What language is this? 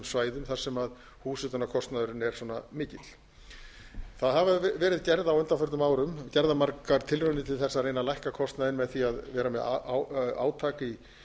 Icelandic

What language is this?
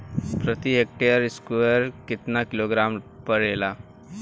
Bhojpuri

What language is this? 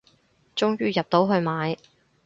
Cantonese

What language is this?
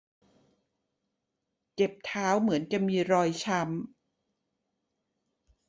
Thai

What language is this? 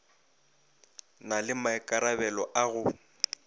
Northern Sotho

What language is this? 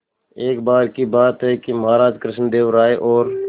Hindi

